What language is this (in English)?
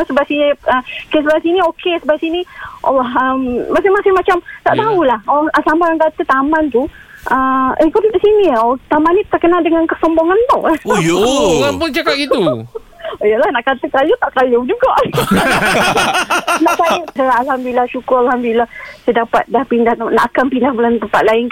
Malay